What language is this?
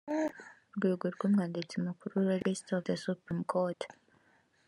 Kinyarwanda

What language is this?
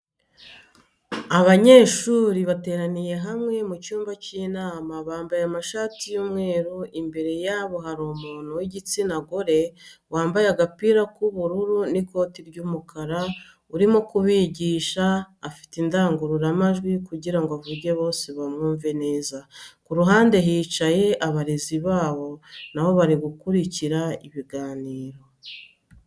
Kinyarwanda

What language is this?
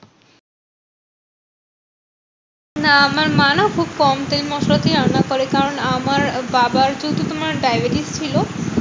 Bangla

